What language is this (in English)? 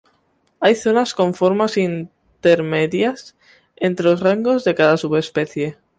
Spanish